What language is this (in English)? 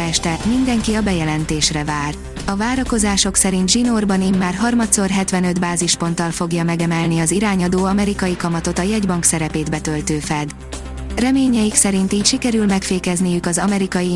Hungarian